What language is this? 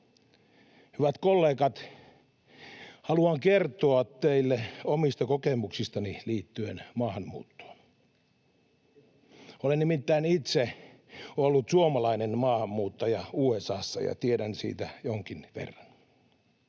Finnish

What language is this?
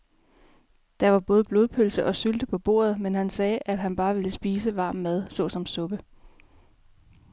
Danish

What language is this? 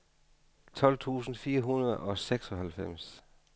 Danish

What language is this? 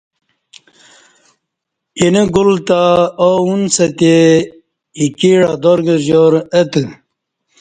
Kati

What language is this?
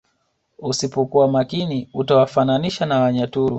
Swahili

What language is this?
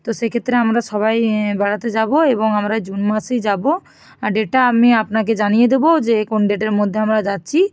Bangla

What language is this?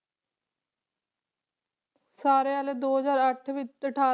Punjabi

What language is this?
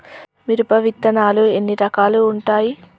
Telugu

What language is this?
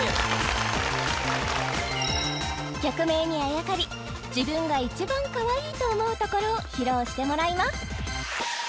Japanese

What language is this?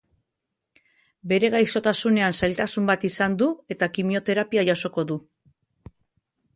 Basque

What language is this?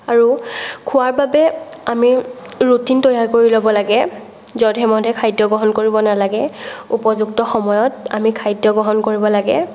Assamese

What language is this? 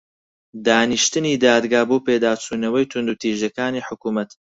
Central Kurdish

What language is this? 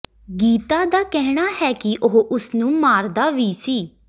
Punjabi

